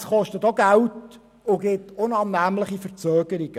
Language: Swiss German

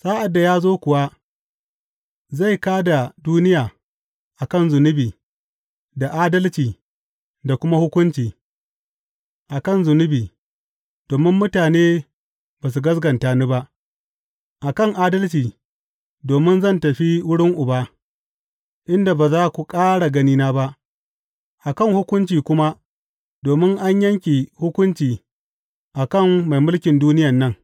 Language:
Hausa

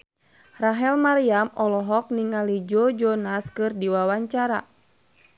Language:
Sundanese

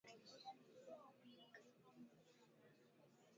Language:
Swahili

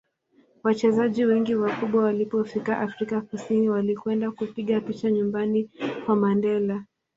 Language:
Swahili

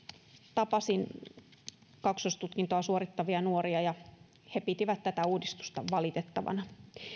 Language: Finnish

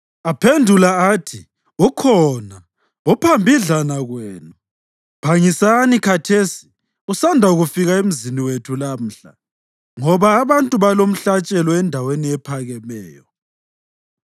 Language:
North Ndebele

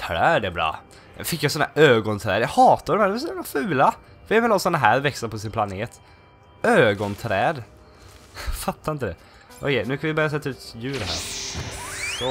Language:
Swedish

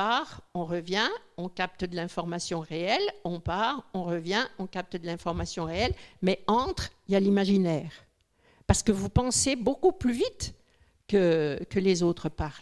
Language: French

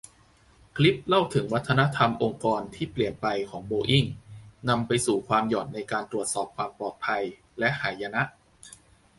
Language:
Thai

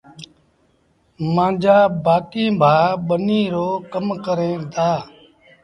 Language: Sindhi Bhil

